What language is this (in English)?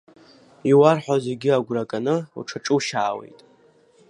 Abkhazian